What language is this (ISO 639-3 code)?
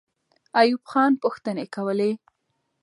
pus